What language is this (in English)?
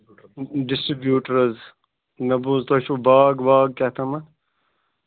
Kashmiri